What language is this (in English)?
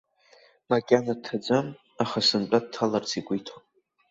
Abkhazian